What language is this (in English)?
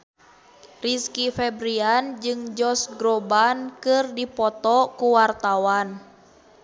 Sundanese